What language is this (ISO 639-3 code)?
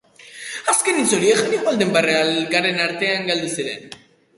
eus